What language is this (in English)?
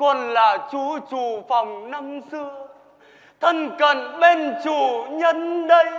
Vietnamese